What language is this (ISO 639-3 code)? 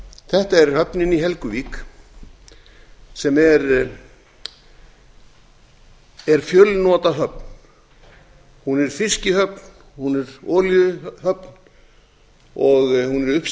isl